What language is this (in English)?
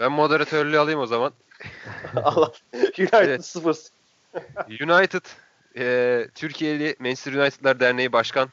Turkish